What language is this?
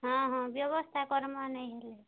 Odia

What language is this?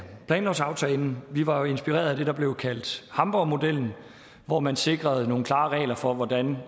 Danish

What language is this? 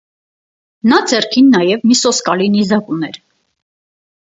Armenian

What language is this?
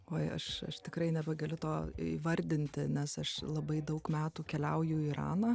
Lithuanian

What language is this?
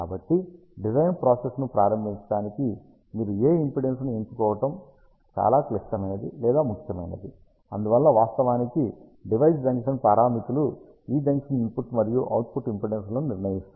Telugu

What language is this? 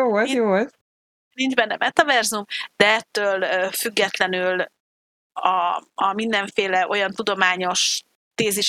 Hungarian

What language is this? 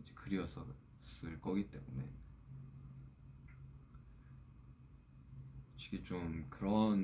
Korean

